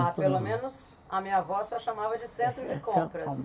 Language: Portuguese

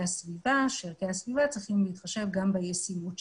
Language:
Hebrew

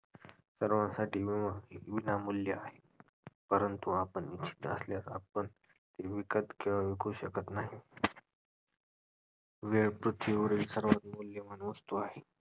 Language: Marathi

